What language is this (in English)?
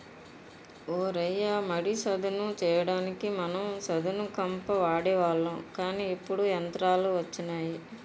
Telugu